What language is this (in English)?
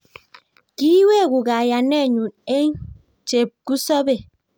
Kalenjin